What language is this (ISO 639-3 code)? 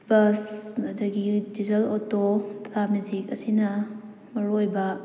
mni